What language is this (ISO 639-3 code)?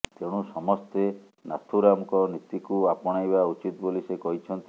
ori